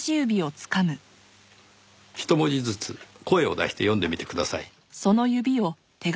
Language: Japanese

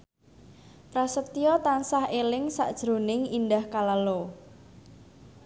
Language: Javanese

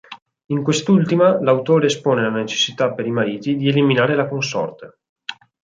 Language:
Italian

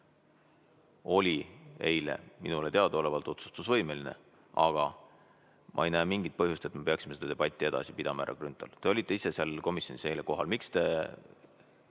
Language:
Estonian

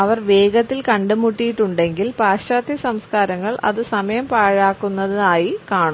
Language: Malayalam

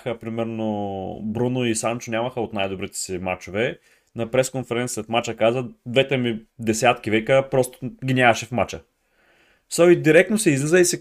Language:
Bulgarian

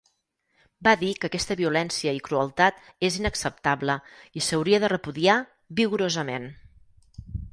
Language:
Catalan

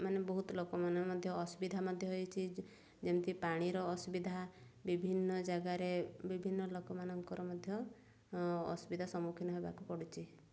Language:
Odia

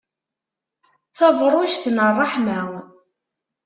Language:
Kabyle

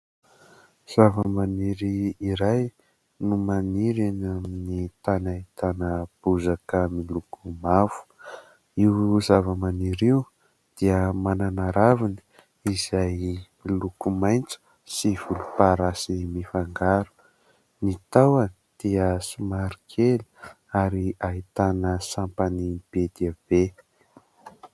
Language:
Malagasy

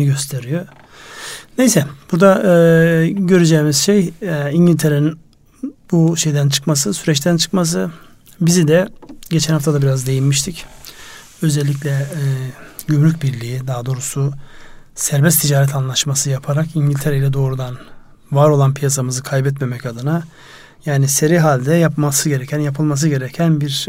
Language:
Turkish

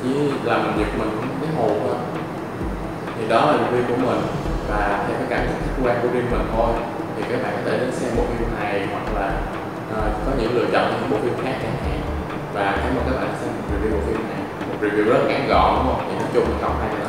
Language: Vietnamese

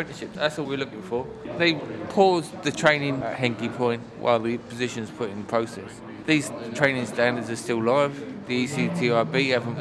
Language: English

